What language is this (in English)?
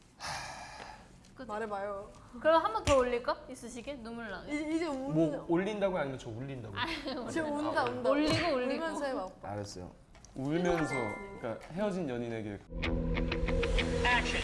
Korean